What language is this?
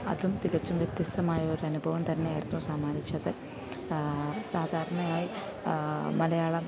Malayalam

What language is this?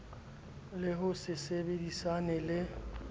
Southern Sotho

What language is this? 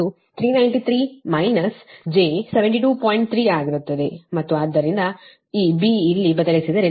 Kannada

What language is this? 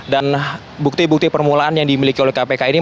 Indonesian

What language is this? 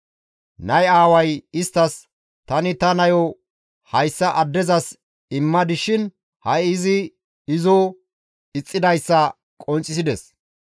Gamo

